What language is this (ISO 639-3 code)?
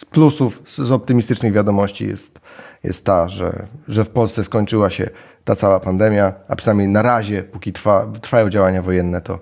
pol